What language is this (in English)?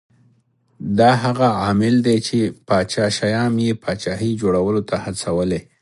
Pashto